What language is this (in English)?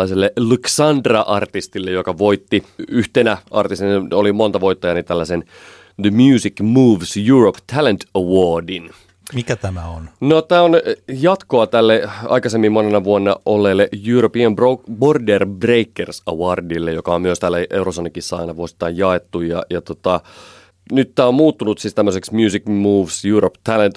Finnish